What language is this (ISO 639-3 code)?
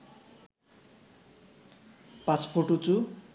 ben